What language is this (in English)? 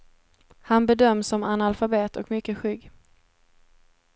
Swedish